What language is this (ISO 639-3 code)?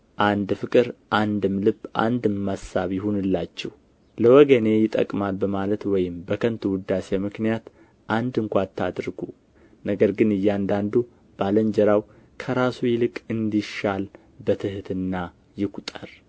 amh